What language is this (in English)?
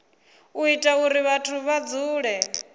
Venda